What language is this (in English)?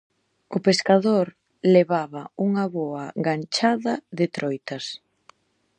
Galician